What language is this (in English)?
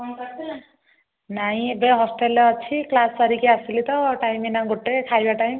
Odia